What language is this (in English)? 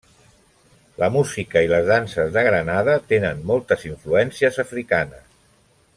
Catalan